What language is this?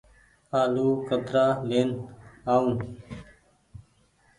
Goaria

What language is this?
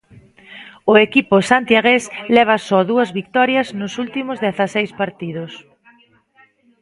Galician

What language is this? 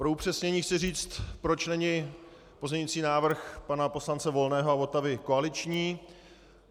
Czech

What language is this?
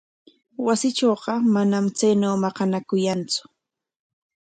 Corongo Ancash Quechua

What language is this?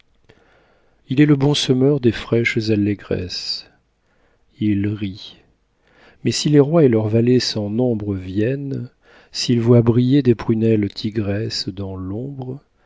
French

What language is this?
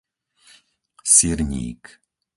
Slovak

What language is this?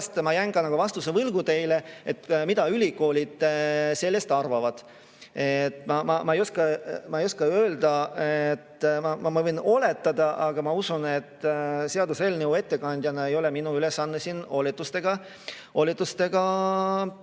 Estonian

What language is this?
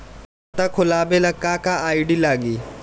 Bhojpuri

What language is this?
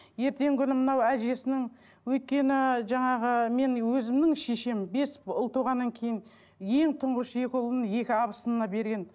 Kazakh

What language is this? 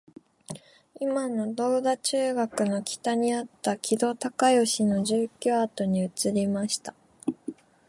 Japanese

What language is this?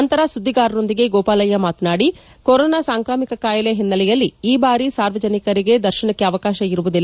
Kannada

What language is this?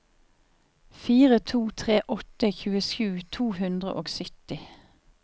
Norwegian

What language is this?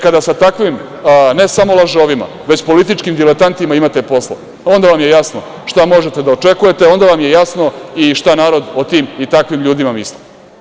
Serbian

